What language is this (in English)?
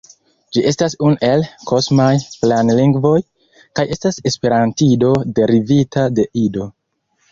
Esperanto